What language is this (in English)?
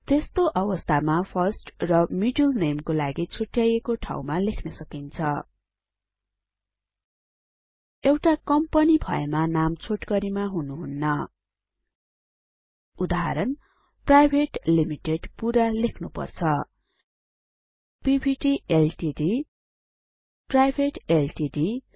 Nepali